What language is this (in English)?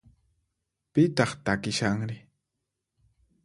Puno Quechua